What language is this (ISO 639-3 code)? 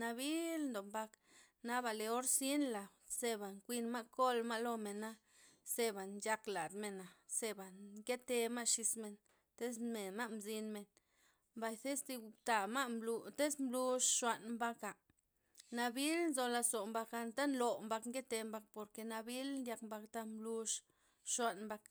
ztp